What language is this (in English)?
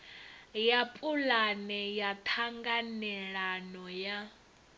Venda